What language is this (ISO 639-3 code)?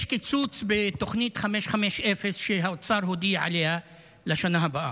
heb